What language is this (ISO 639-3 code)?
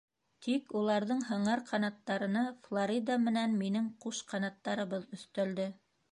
bak